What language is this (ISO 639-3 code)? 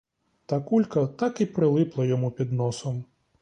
ukr